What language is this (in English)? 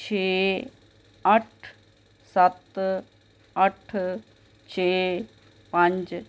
Punjabi